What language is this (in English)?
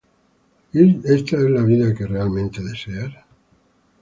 Spanish